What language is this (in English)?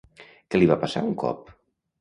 Catalan